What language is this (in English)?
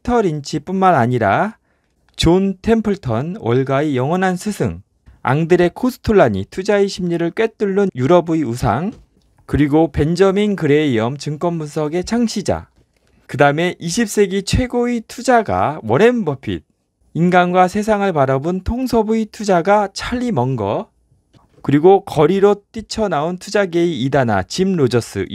Korean